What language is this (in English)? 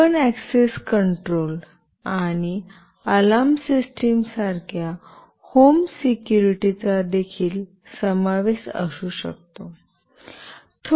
Marathi